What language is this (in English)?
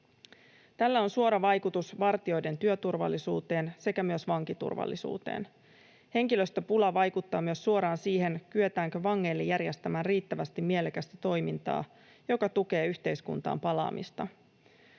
Finnish